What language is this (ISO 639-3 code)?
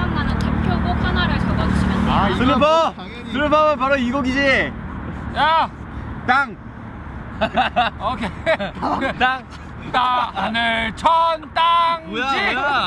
kor